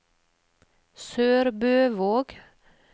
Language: Norwegian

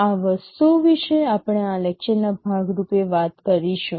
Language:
Gujarati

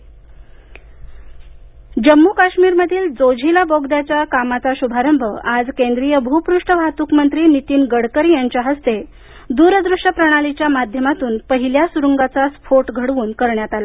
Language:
Marathi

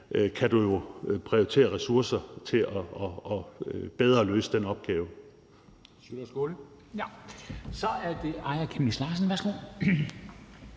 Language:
Danish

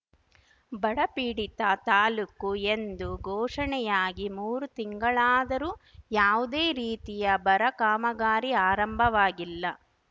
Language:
Kannada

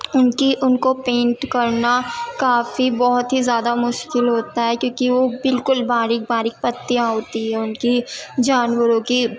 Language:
Urdu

